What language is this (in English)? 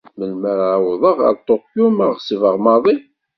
Kabyle